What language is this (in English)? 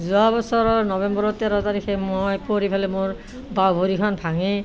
Assamese